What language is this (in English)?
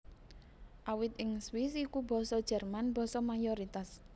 Javanese